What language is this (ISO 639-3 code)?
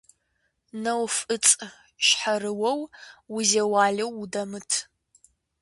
kbd